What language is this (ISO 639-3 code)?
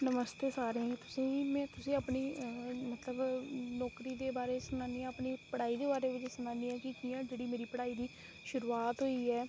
doi